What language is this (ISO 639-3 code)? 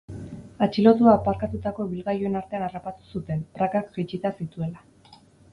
eus